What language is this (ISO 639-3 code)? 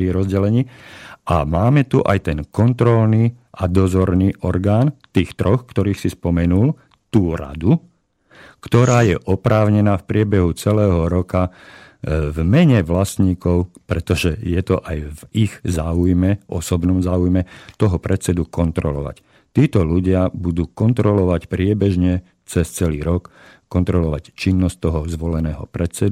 slk